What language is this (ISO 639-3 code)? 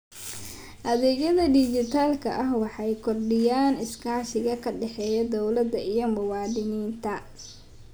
som